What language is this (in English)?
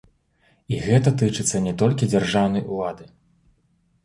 Belarusian